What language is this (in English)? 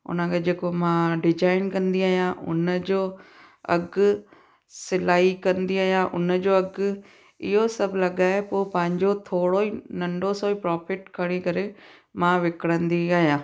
Sindhi